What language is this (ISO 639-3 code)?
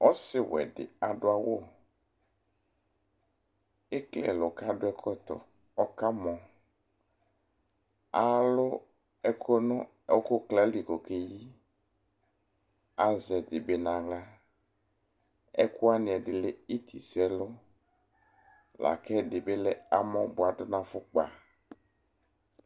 kpo